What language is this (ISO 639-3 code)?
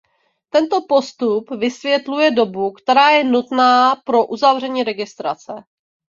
ces